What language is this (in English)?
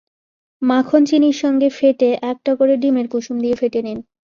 Bangla